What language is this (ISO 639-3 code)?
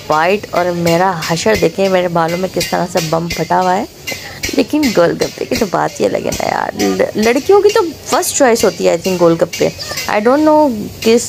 hin